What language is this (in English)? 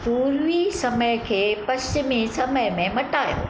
Sindhi